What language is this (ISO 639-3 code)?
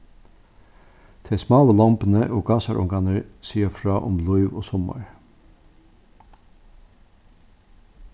fao